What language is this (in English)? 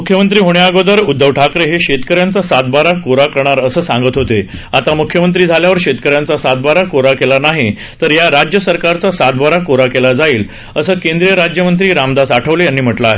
Marathi